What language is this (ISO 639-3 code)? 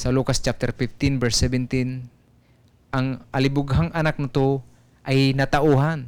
fil